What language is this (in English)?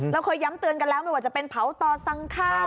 Thai